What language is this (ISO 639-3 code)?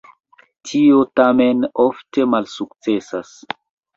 epo